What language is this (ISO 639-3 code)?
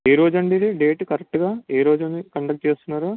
tel